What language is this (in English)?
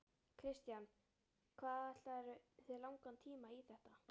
Icelandic